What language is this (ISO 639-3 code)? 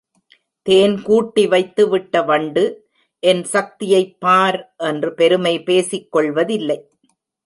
tam